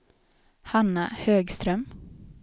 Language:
Swedish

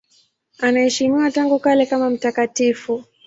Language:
Swahili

